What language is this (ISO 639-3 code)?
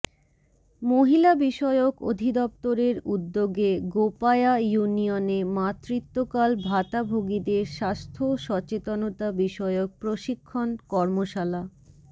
ben